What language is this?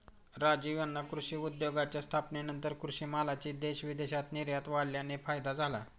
Marathi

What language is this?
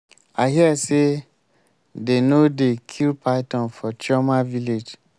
Nigerian Pidgin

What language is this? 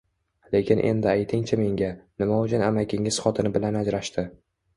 Uzbek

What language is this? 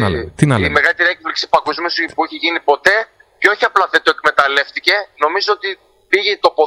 Greek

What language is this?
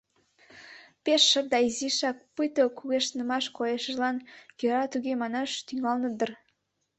Mari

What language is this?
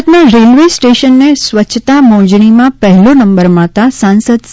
Gujarati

